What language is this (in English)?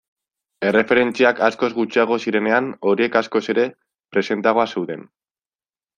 Basque